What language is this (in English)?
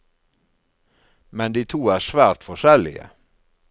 Norwegian